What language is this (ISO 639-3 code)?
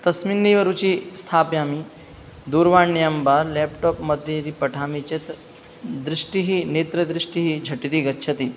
san